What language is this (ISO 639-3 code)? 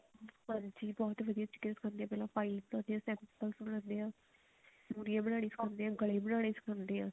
pan